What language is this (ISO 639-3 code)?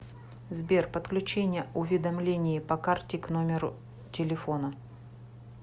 rus